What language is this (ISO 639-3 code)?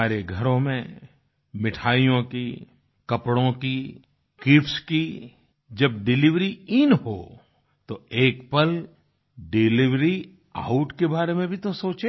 hin